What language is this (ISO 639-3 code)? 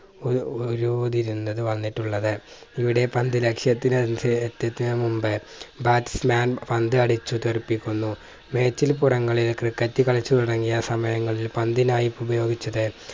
mal